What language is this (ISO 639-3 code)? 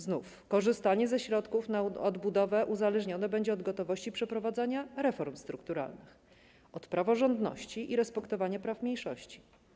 pol